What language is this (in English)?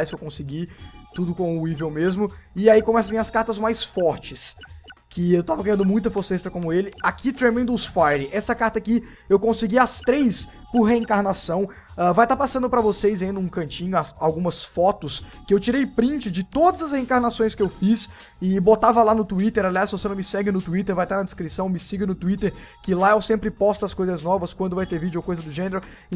Portuguese